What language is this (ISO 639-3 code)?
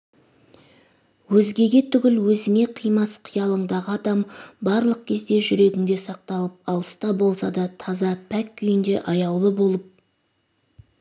kaz